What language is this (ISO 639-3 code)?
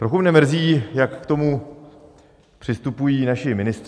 ces